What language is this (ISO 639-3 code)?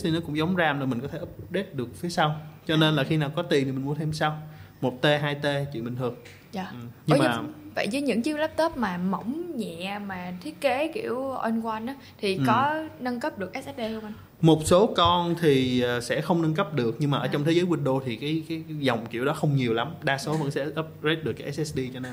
vie